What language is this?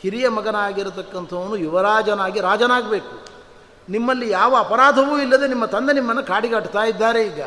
Kannada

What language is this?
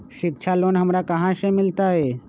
Magahi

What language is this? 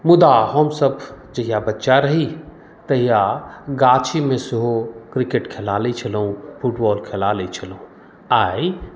Maithili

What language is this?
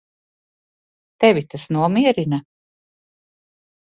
Latvian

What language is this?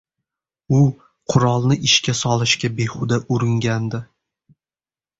Uzbek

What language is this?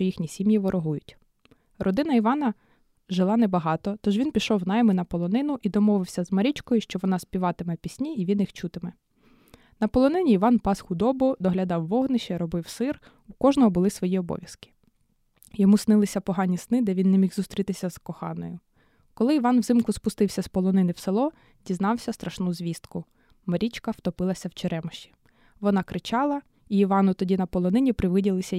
Ukrainian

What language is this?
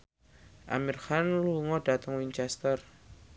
Javanese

